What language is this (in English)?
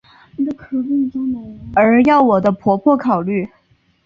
Chinese